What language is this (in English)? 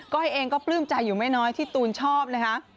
Thai